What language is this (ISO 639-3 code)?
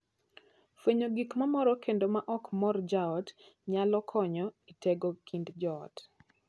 luo